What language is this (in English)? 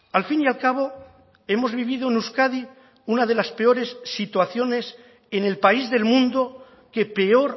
Spanish